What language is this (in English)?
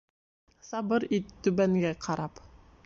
Bashkir